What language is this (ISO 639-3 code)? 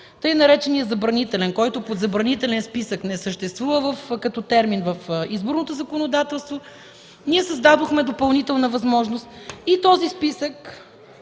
bul